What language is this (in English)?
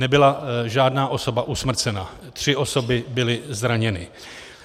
Czech